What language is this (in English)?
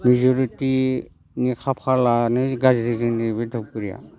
Bodo